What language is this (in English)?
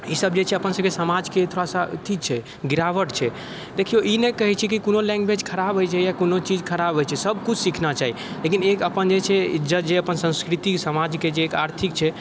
Maithili